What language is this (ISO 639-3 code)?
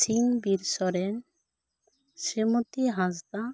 sat